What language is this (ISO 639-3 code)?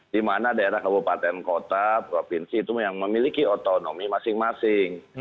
ind